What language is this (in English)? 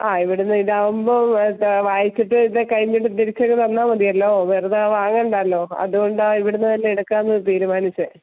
Malayalam